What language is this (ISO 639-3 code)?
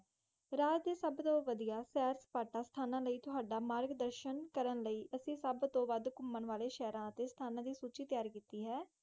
pan